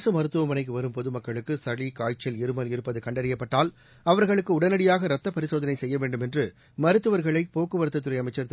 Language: Tamil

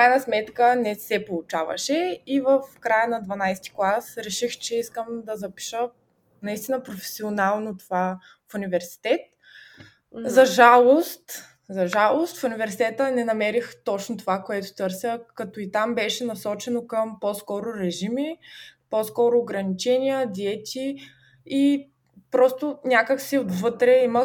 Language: Bulgarian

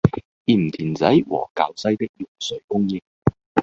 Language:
Cantonese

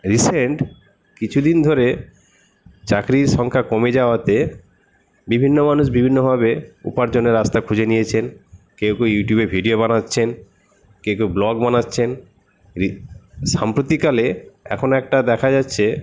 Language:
Bangla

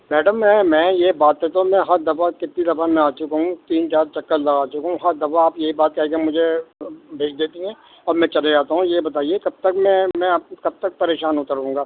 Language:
Urdu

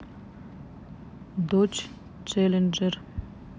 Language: Russian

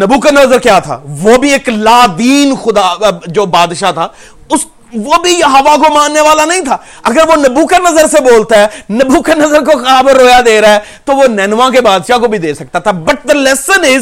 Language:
Urdu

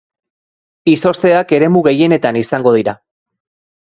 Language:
Basque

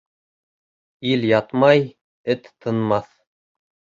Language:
Bashkir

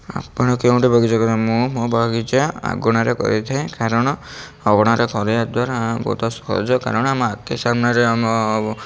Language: Odia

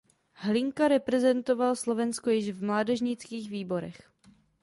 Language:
Czech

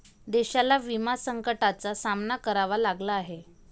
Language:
Marathi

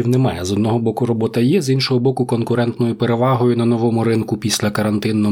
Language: Ukrainian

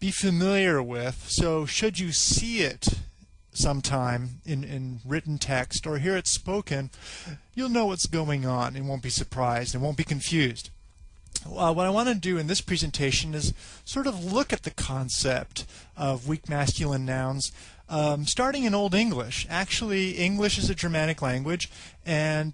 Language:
English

